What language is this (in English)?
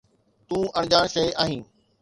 Sindhi